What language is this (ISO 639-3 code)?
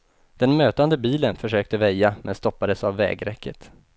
swe